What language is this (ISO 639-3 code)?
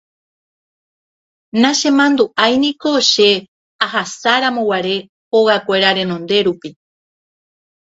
grn